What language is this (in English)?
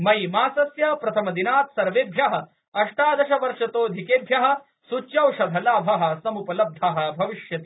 Sanskrit